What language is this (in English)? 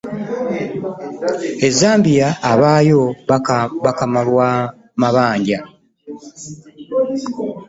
Ganda